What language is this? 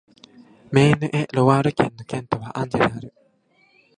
Japanese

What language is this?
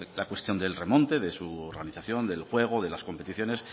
Spanish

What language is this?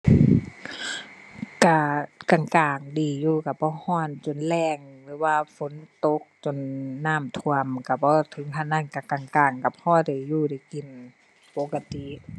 Thai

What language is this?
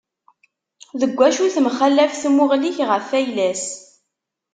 Kabyle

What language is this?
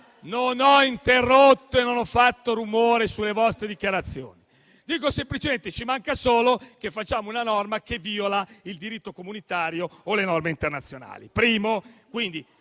Italian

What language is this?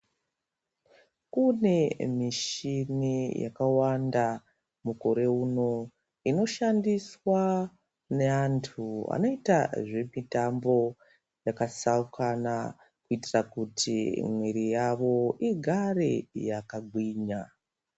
Ndau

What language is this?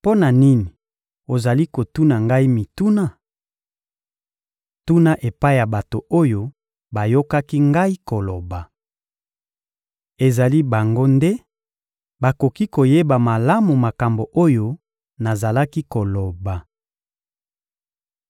Lingala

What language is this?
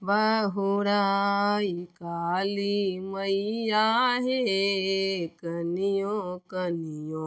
Maithili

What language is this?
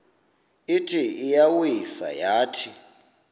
Xhosa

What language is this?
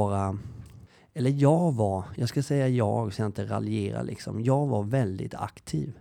Swedish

